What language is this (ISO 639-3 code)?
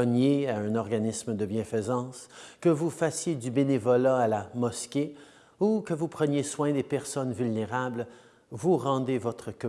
fra